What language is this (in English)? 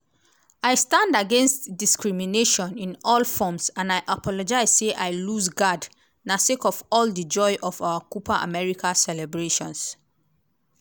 Nigerian Pidgin